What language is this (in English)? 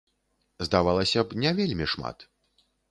Belarusian